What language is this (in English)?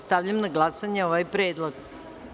Serbian